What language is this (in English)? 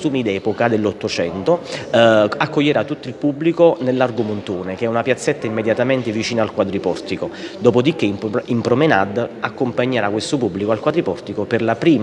Italian